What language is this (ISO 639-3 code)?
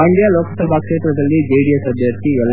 kan